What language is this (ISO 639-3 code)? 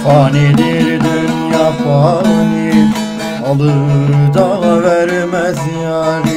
tur